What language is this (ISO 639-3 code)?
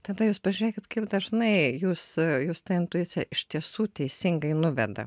lit